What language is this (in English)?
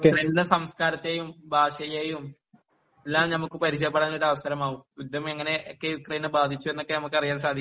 Malayalam